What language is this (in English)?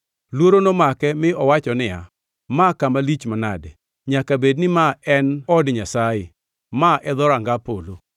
Luo (Kenya and Tanzania)